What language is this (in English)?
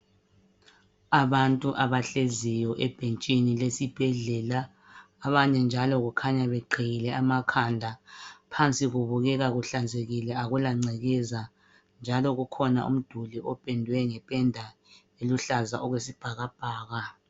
North Ndebele